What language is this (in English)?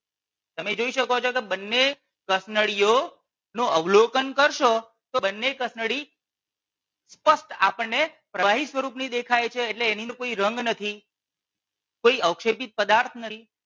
Gujarati